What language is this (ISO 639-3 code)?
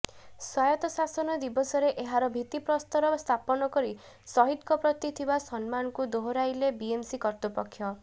ori